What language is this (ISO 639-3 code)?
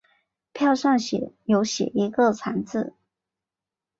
zho